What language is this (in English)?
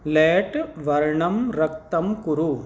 Sanskrit